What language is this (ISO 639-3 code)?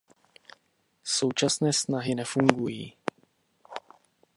ces